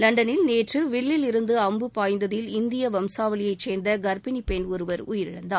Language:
Tamil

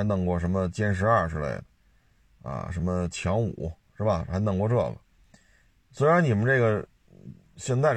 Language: Chinese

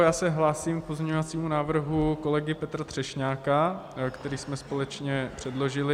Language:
Czech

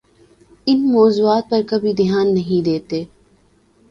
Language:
Urdu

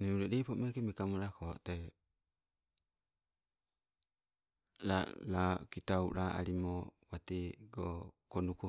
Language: Sibe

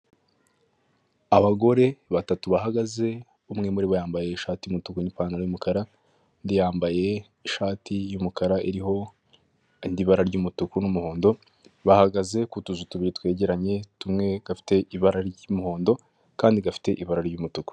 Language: Kinyarwanda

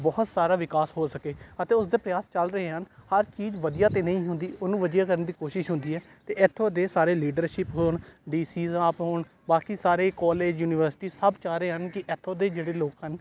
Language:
Punjabi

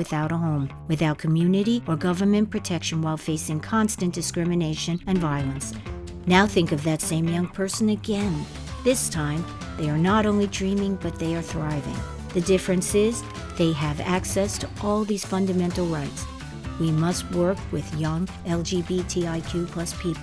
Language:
English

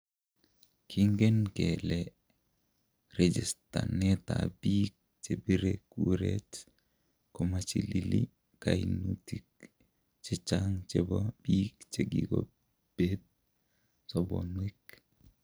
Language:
Kalenjin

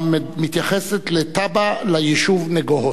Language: Hebrew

